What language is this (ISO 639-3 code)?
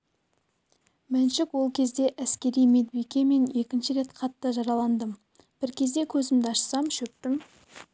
kaz